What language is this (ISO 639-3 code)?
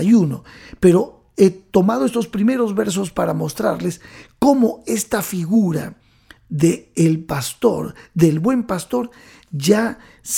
spa